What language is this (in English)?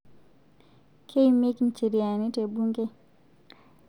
Masai